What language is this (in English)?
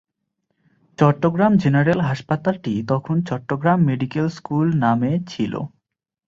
Bangla